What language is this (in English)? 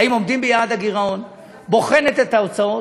Hebrew